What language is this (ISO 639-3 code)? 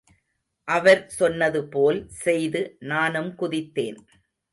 tam